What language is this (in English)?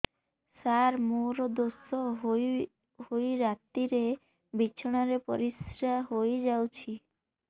Odia